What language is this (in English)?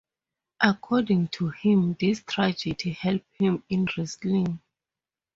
English